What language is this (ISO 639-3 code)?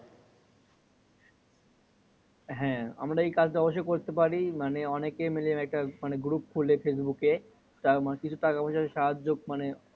ben